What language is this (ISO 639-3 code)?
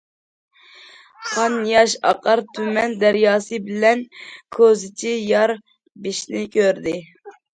uig